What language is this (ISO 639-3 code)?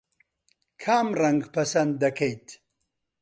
ckb